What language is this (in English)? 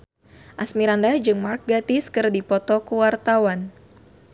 Sundanese